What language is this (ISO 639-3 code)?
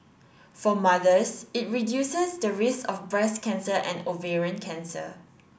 eng